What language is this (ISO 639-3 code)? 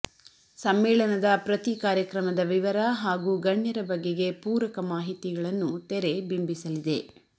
kan